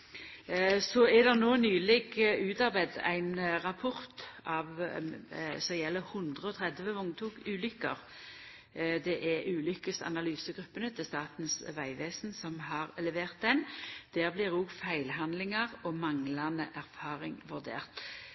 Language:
Norwegian Nynorsk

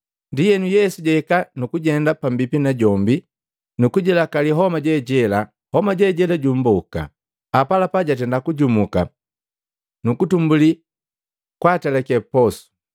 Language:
Matengo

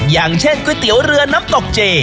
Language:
Thai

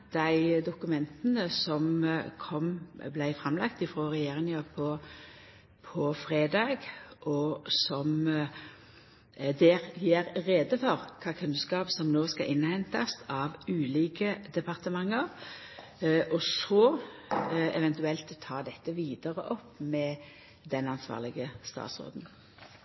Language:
Norwegian Nynorsk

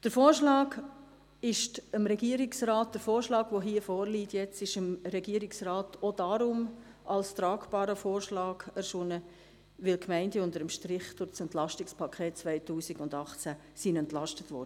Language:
Swiss German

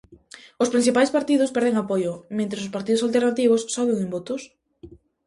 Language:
Galician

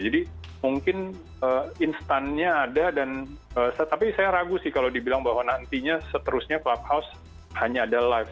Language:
Indonesian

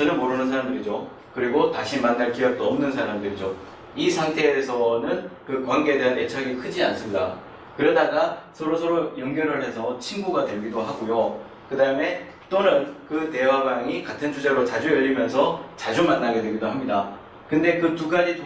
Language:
Korean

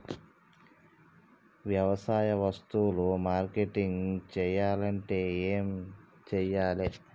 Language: Telugu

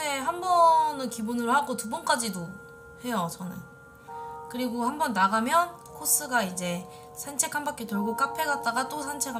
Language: Korean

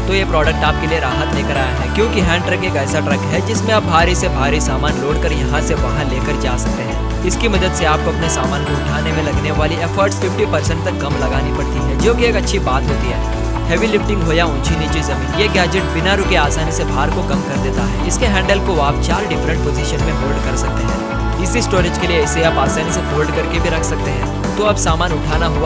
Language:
Hindi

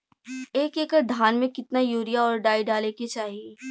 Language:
Bhojpuri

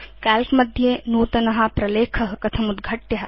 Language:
Sanskrit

